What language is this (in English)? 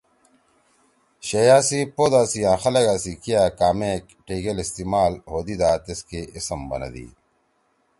Torwali